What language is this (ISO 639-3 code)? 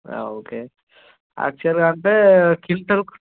tel